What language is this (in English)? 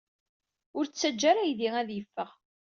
Kabyle